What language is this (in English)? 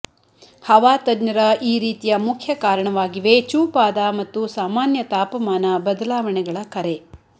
Kannada